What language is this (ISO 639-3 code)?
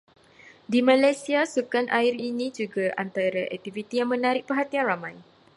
msa